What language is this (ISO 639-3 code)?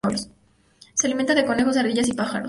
spa